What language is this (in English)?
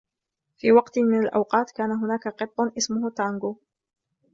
Arabic